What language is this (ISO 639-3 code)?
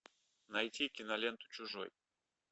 rus